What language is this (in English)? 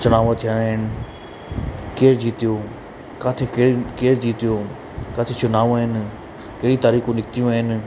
Sindhi